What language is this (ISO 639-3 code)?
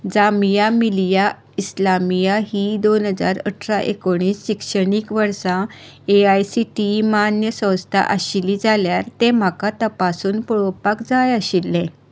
kok